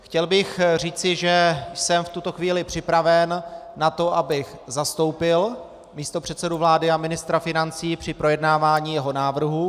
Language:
Czech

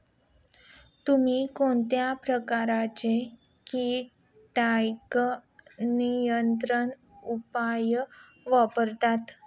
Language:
Marathi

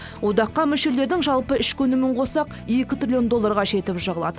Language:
Kazakh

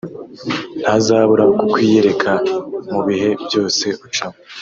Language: Kinyarwanda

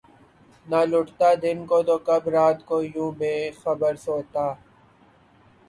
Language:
Urdu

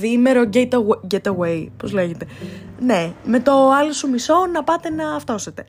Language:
Greek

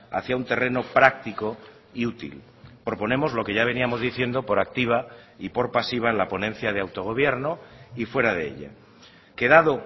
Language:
Spanish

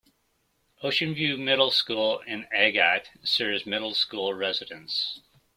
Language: English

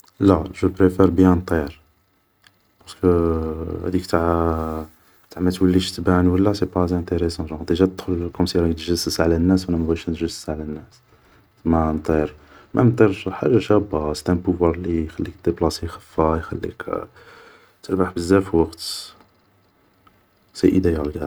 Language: Algerian Arabic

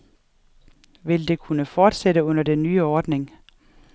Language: Danish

